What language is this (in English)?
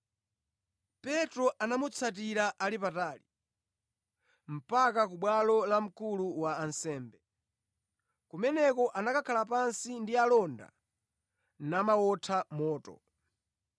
Nyanja